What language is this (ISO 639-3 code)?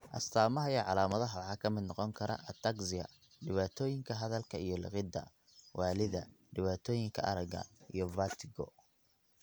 som